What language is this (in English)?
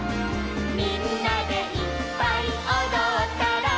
Japanese